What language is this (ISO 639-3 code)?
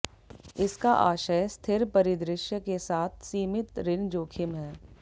hin